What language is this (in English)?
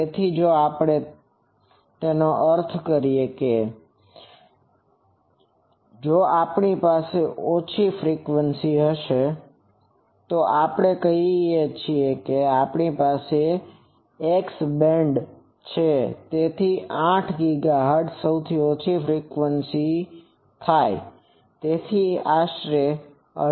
Gujarati